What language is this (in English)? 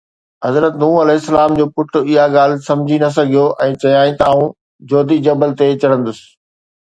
Sindhi